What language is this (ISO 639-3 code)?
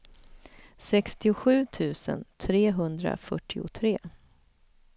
swe